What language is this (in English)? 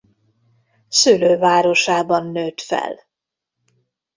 Hungarian